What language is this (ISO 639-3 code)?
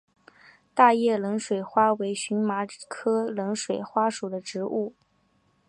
zho